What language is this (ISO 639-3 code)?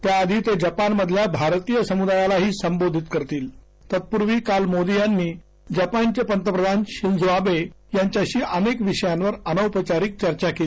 mar